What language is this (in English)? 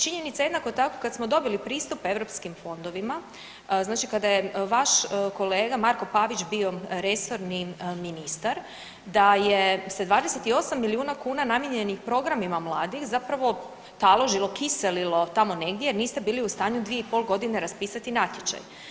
Croatian